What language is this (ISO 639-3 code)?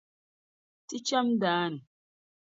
dag